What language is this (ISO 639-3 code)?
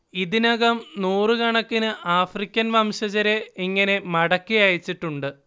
mal